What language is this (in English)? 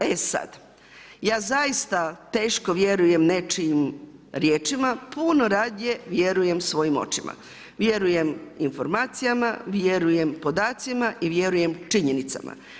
Croatian